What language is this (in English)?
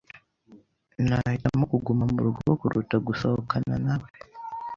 Kinyarwanda